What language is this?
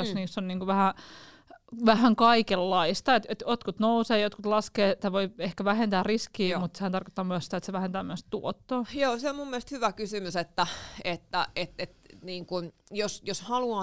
Finnish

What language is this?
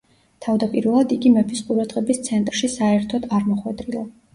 Georgian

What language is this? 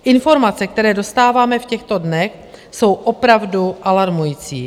Czech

